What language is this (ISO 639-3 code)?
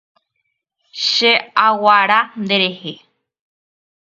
grn